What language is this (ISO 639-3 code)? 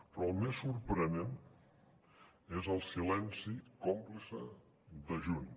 cat